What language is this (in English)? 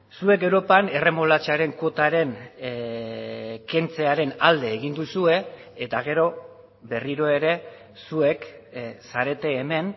Basque